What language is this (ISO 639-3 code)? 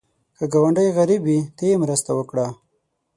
pus